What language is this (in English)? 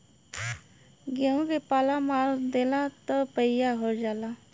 Bhojpuri